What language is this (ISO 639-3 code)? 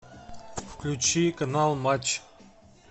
rus